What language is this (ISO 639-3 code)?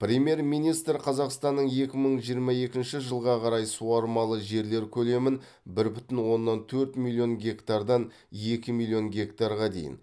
kaz